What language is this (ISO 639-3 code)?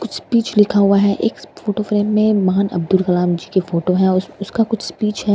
hin